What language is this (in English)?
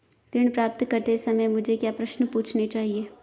Hindi